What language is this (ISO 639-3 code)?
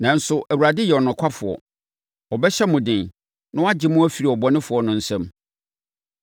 aka